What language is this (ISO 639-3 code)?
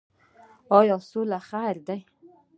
pus